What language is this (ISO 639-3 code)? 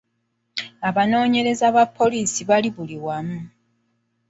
lug